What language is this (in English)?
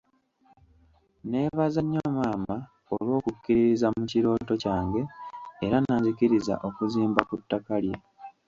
Ganda